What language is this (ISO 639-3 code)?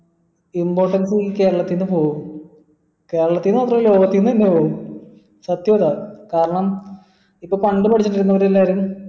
mal